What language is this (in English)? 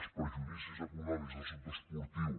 Catalan